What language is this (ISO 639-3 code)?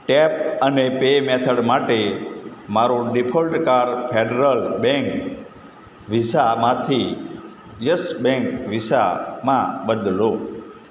guj